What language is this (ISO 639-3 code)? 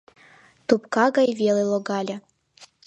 chm